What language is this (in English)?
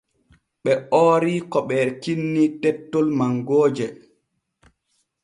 Borgu Fulfulde